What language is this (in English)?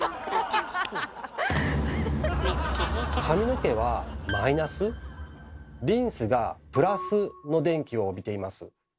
Japanese